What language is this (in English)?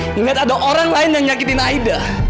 Indonesian